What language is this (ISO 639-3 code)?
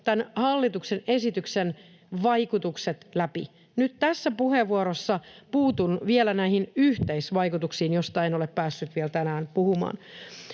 fin